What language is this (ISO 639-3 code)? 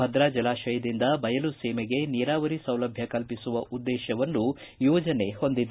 kan